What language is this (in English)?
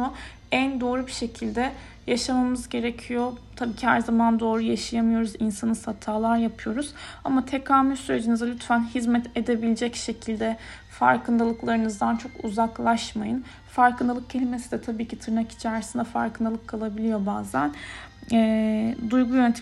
Turkish